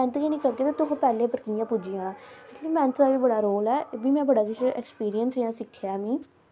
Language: Dogri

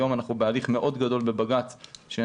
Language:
Hebrew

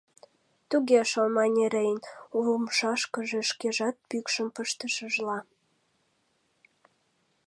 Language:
Mari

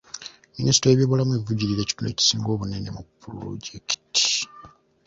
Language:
Ganda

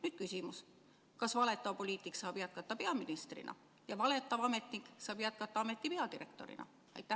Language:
Estonian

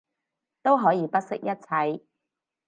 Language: Cantonese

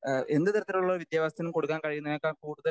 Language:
Malayalam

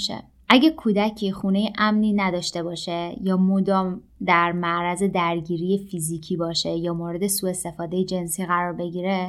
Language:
Persian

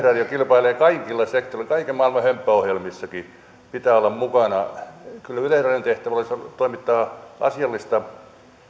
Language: Finnish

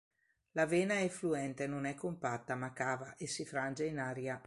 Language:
Italian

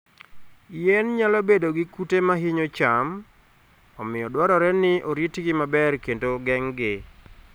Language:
Luo (Kenya and Tanzania)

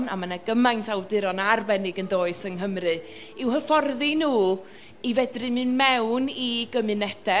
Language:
Welsh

